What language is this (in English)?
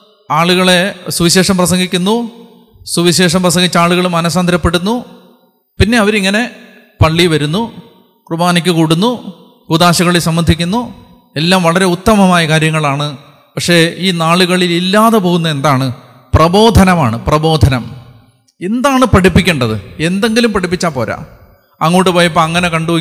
Malayalam